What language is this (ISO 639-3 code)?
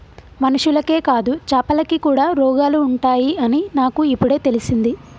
tel